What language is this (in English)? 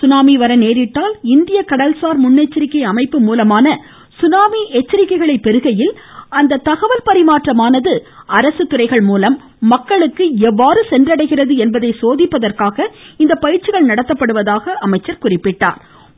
Tamil